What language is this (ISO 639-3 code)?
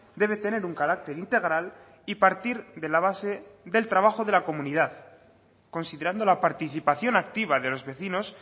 spa